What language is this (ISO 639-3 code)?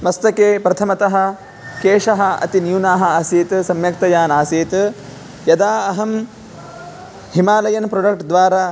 san